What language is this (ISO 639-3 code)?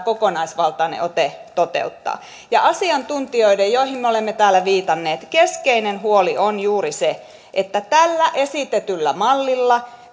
fin